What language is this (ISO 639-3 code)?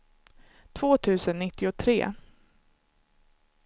swe